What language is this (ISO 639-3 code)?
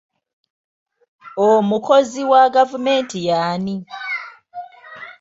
lug